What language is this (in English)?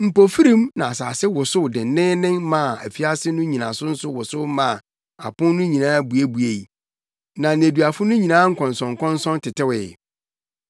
Akan